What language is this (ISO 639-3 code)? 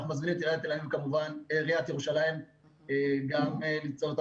heb